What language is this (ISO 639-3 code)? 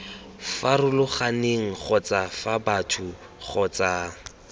tsn